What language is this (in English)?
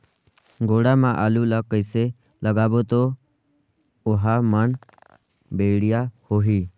Chhattisgarhi